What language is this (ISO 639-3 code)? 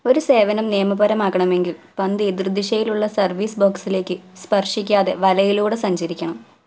mal